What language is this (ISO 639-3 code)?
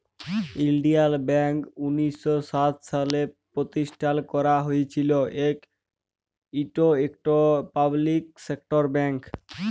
ben